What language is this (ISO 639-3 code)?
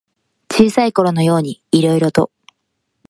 jpn